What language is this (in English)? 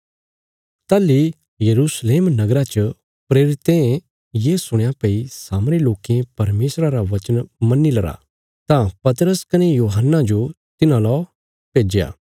Bilaspuri